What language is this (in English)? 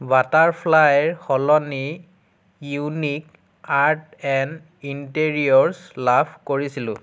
Assamese